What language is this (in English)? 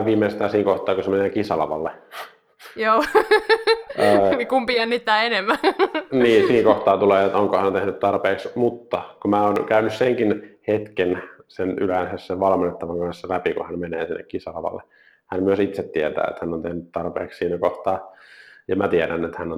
Finnish